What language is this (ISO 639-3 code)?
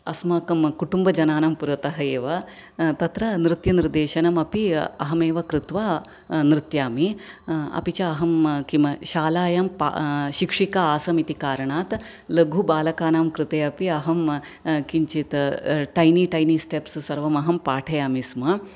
san